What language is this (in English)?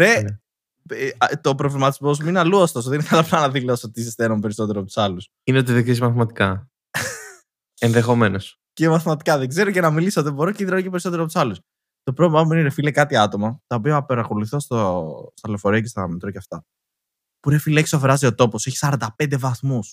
Greek